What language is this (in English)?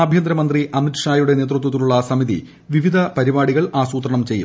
Malayalam